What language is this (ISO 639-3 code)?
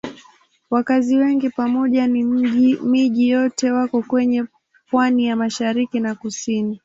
swa